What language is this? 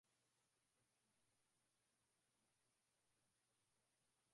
Swahili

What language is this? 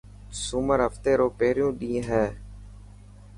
Dhatki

